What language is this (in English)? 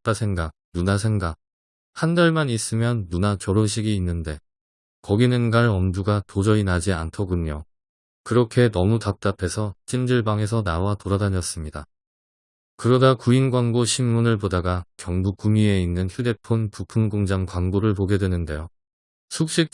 Korean